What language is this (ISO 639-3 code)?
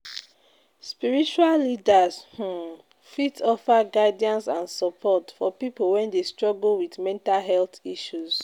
pcm